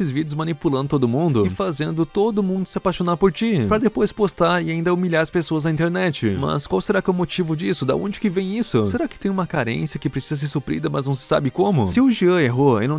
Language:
Portuguese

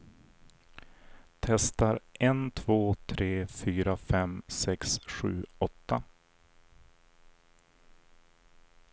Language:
Swedish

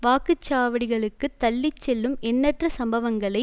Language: Tamil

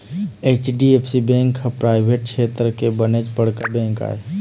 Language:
Chhattisgarhi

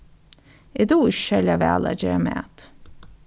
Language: Faroese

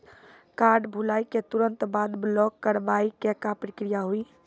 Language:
Maithili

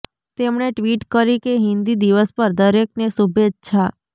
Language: Gujarati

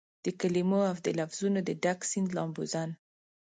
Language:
Pashto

